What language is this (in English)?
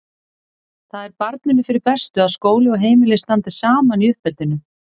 Icelandic